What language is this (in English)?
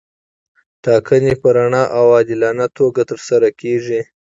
Pashto